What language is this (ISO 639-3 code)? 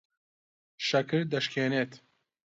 ckb